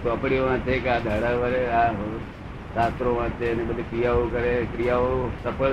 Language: Gujarati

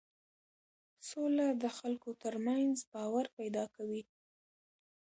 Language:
Pashto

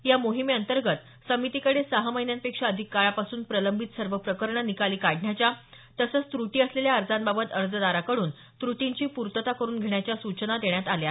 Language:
Marathi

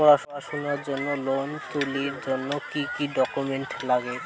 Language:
Bangla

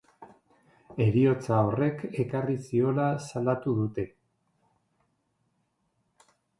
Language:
Basque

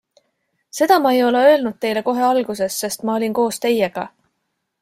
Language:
Estonian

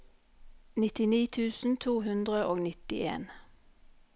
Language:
Norwegian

